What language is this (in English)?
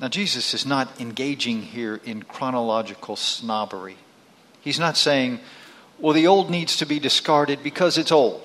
English